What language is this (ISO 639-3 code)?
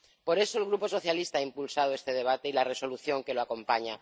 spa